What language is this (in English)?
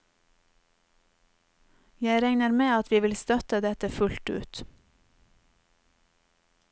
Norwegian